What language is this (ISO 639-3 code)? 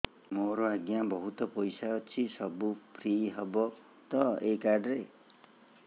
ori